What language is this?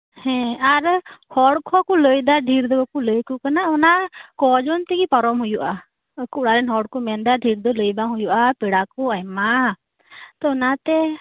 Santali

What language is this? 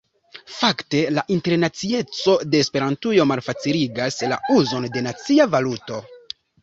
Esperanto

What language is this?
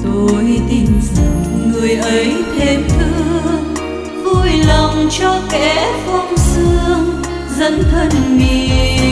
Vietnamese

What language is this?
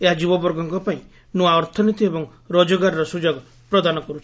Odia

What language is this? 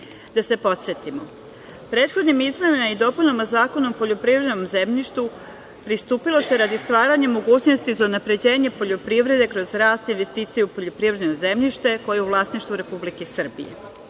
Serbian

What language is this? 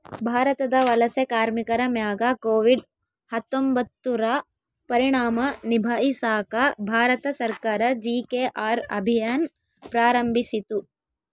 Kannada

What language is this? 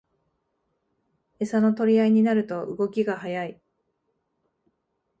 Japanese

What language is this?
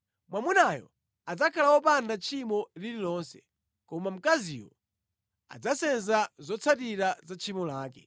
Nyanja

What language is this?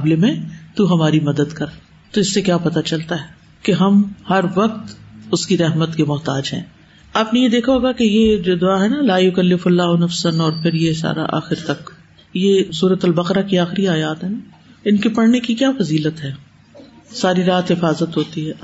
Urdu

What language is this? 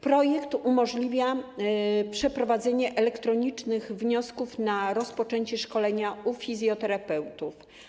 Polish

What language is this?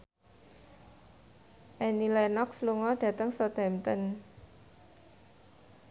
Javanese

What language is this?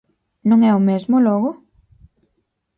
Galician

